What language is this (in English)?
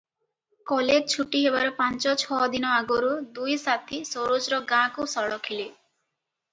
Odia